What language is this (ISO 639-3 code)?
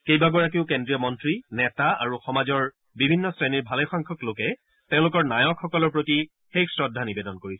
asm